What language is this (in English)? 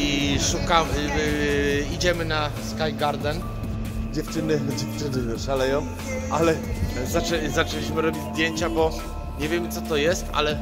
Polish